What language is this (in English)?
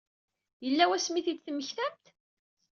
Kabyle